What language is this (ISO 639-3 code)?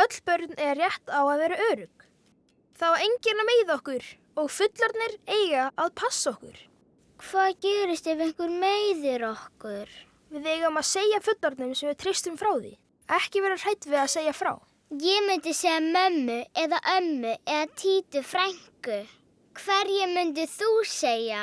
isl